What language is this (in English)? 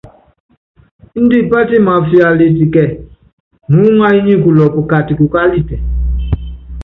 Yangben